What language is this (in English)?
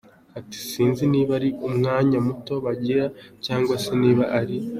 Kinyarwanda